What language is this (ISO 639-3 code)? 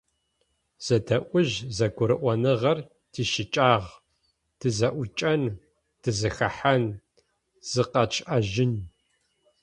ady